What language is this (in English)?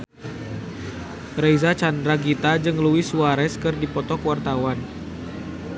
Sundanese